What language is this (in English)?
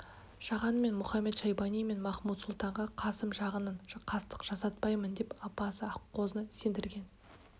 Kazakh